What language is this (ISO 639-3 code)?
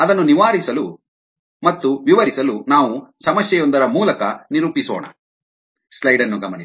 kan